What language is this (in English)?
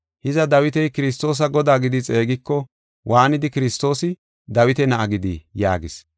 Gofa